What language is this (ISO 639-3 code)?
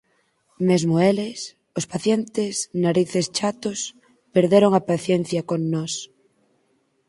glg